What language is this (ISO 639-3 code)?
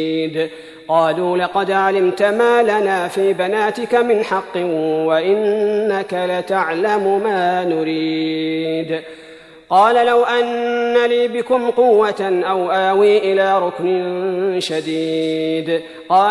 ara